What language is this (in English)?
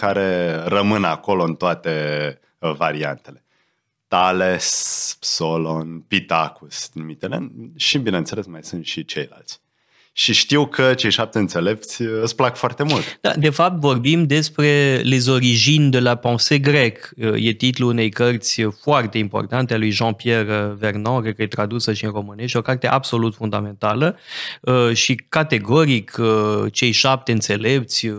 Romanian